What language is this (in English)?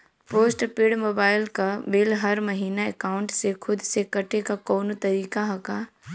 Bhojpuri